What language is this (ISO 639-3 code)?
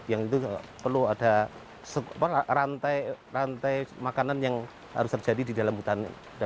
ind